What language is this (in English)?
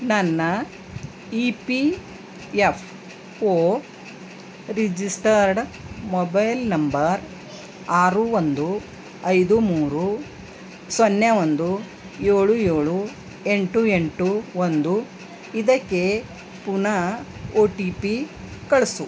Kannada